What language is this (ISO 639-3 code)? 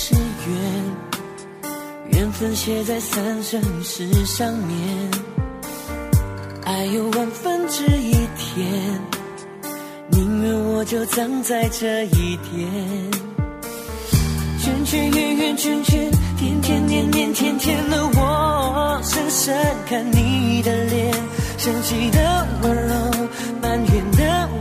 zho